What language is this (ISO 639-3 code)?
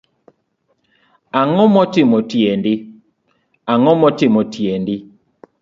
luo